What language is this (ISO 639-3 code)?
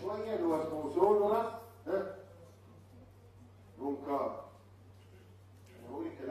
ara